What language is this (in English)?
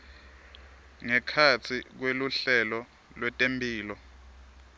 Swati